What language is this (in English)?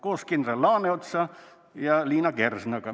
Estonian